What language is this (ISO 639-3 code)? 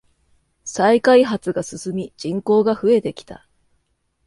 jpn